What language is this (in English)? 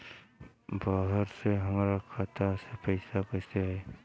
Bhojpuri